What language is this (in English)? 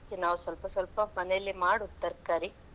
Kannada